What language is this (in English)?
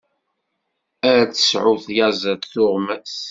Kabyle